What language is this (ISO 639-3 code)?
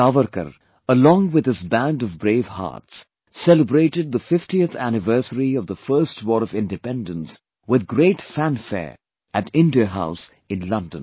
eng